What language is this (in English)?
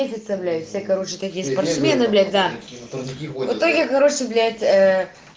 Russian